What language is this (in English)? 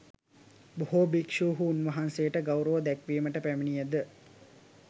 Sinhala